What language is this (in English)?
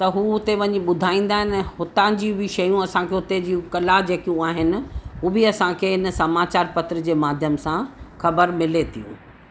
Sindhi